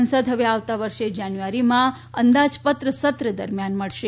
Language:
Gujarati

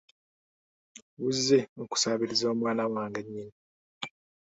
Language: Ganda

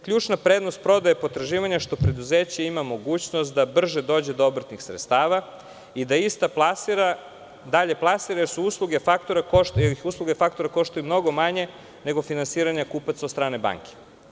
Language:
Serbian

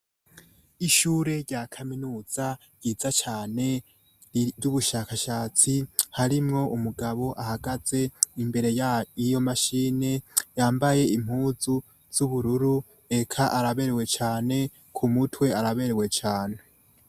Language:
Rundi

